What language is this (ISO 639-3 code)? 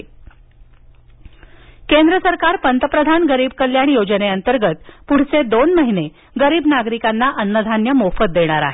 mar